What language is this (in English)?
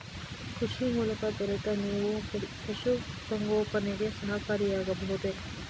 Kannada